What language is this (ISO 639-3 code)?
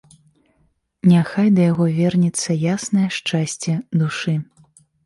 bel